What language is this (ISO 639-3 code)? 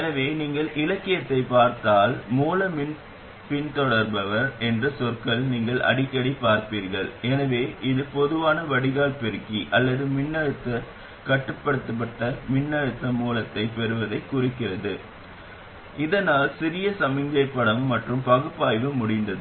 tam